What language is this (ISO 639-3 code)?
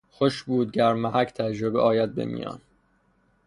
fas